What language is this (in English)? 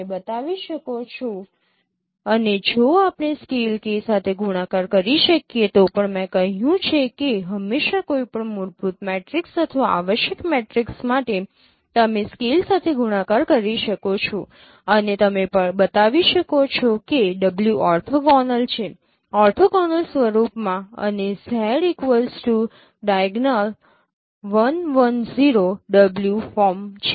Gujarati